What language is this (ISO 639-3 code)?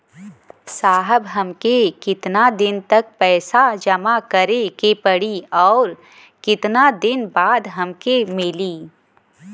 bho